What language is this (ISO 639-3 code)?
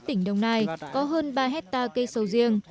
vie